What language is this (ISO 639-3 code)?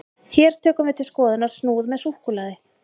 isl